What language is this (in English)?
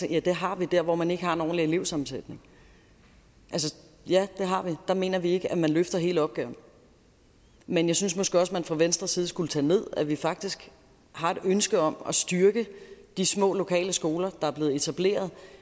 Danish